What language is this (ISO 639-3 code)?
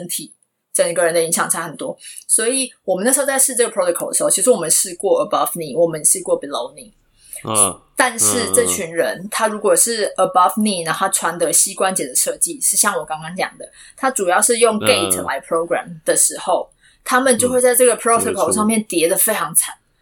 zho